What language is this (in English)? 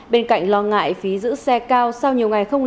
Vietnamese